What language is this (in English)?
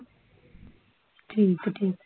Punjabi